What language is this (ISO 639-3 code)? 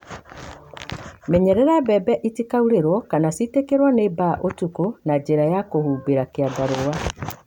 kik